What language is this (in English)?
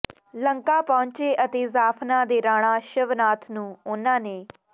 Punjabi